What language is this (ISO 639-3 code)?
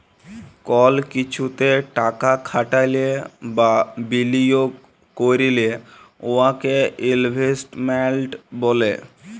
ben